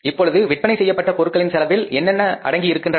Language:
Tamil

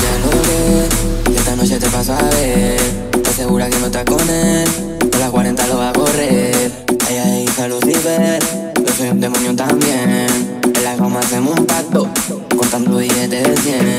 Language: Spanish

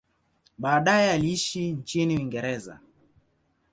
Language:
Swahili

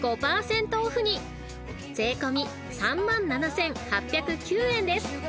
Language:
Japanese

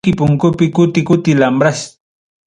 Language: Ayacucho Quechua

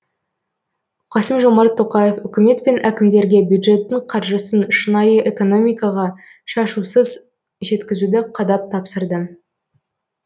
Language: Kazakh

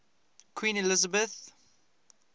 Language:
English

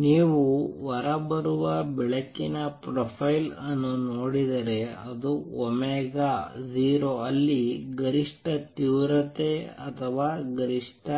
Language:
Kannada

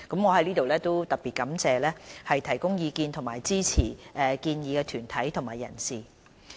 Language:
Cantonese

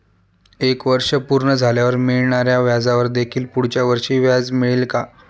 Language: Marathi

